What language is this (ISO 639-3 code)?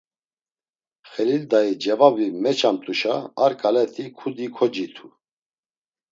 lzz